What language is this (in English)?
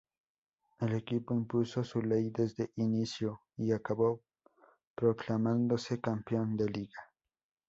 Spanish